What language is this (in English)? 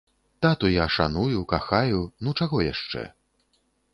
Belarusian